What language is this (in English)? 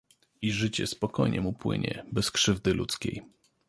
Polish